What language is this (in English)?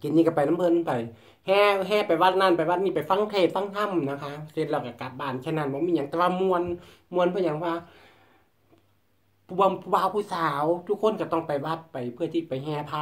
Thai